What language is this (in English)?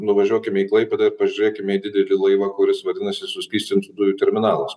Lithuanian